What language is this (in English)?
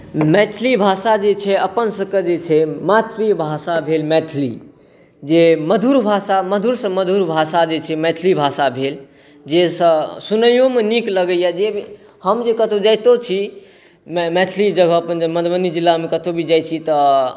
Maithili